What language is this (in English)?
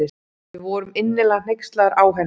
Icelandic